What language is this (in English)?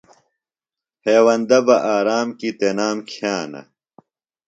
Phalura